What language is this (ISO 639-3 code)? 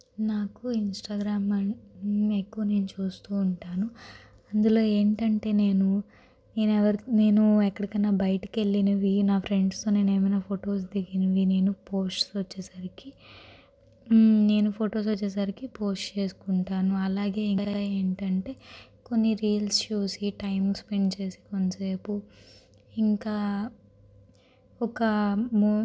tel